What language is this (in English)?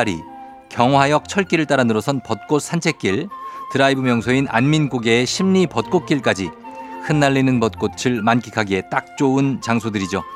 Korean